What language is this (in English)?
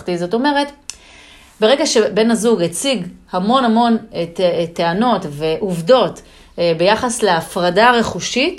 Hebrew